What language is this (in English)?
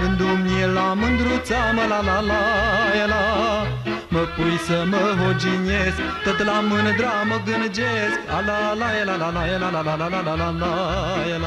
Romanian